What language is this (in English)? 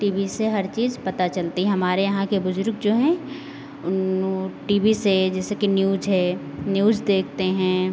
Hindi